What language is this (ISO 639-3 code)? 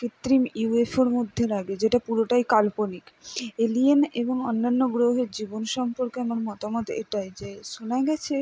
ben